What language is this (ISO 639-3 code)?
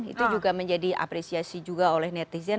ind